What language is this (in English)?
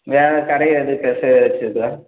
Tamil